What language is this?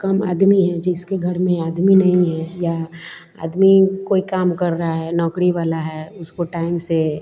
Hindi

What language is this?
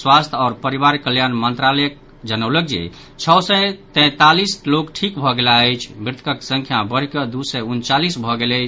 Maithili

